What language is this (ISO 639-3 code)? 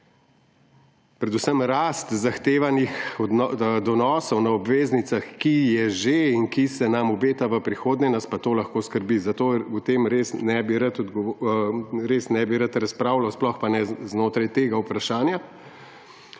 slv